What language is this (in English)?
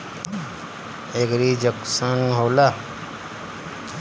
Bhojpuri